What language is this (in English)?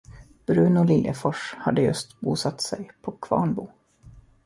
Swedish